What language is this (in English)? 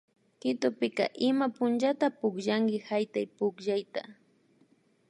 Imbabura Highland Quichua